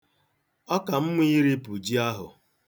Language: Igbo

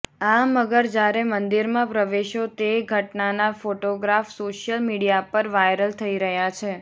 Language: Gujarati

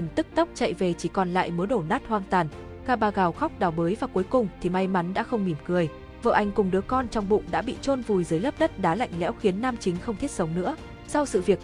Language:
Vietnamese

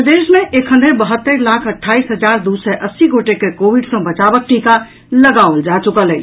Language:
Maithili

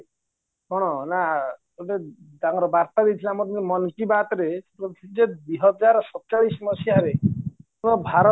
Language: Odia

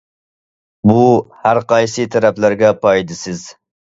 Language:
Uyghur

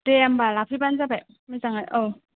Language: Bodo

